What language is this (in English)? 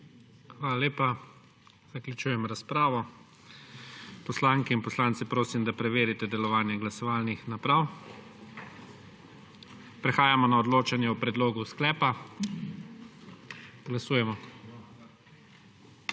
Slovenian